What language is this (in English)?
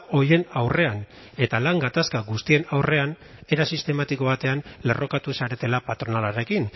Basque